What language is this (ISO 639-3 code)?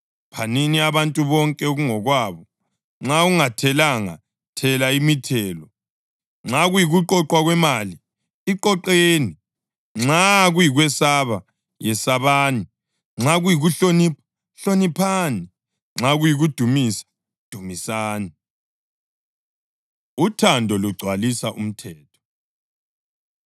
nde